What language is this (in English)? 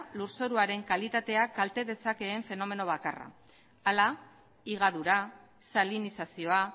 Basque